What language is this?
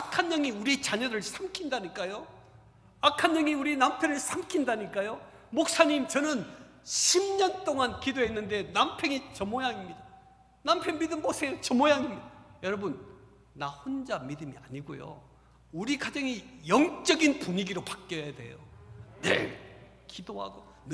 Korean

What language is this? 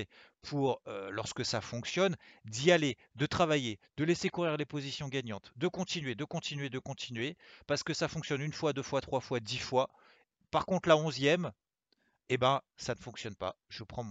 French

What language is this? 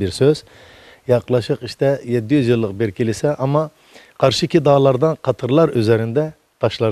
Turkish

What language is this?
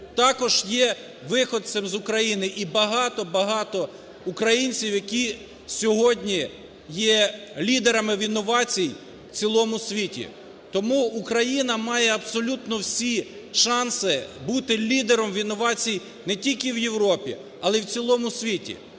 Ukrainian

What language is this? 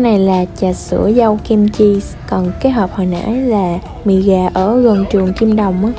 Vietnamese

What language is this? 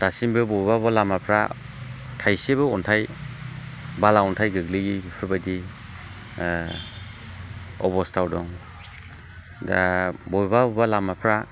Bodo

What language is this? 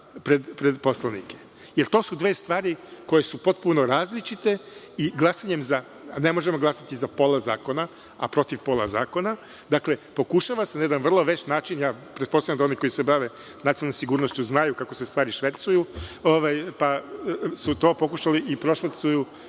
Serbian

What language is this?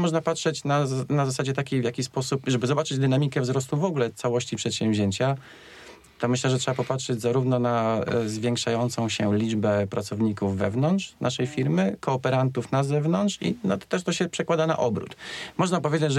Polish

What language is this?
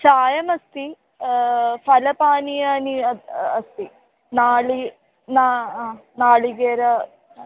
Sanskrit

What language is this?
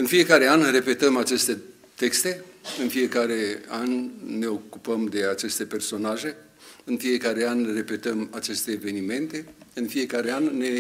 Romanian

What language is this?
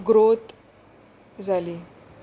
Konkani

